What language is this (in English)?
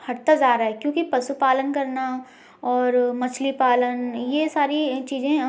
Hindi